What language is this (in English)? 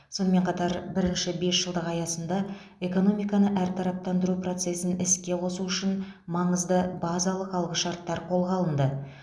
Kazakh